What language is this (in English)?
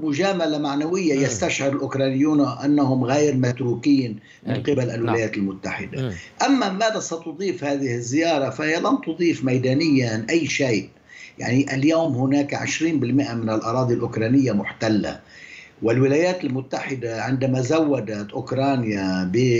Arabic